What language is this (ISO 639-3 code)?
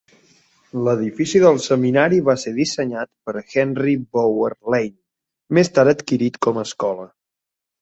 cat